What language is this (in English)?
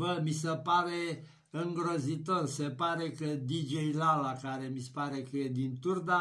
Romanian